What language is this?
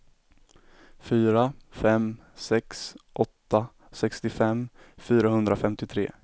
Swedish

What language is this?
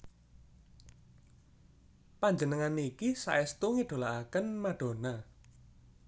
Javanese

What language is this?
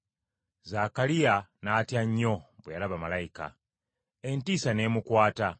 Ganda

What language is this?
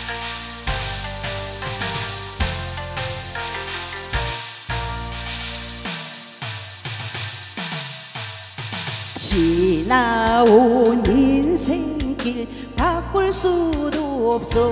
Korean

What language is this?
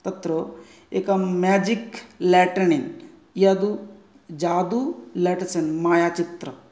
Sanskrit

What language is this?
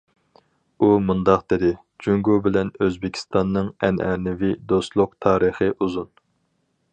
Uyghur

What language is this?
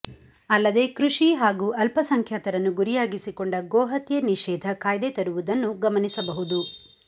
Kannada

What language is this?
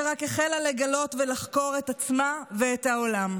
Hebrew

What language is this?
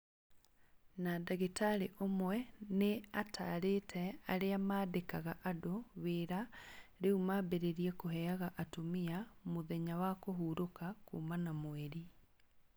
Kikuyu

